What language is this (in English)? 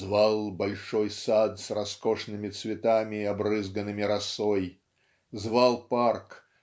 Russian